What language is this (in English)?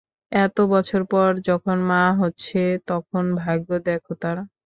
Bangla